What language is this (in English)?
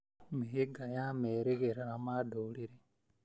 Kikuyu